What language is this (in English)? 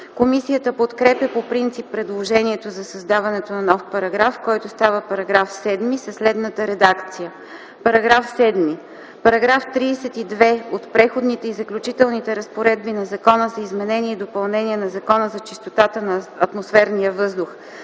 Bulgarian